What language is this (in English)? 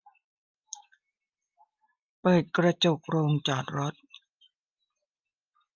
Thai